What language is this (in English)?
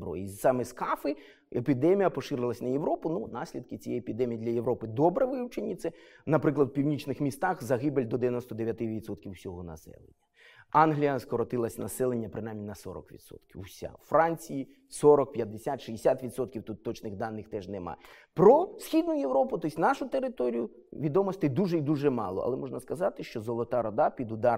Ukrainian